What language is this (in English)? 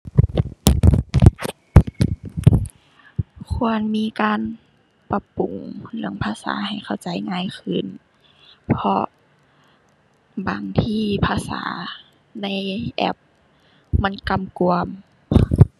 Thai